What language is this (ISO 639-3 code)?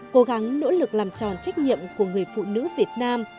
vie